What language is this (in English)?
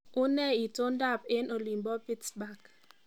Kalenjin